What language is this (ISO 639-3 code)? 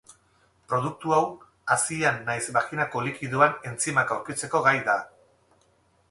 eus